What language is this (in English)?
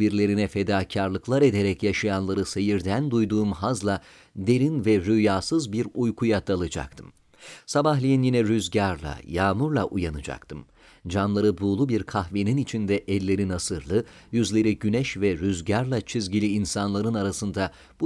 Turkish